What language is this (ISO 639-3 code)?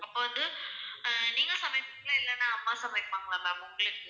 tam